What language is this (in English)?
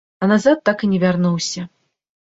Belarusian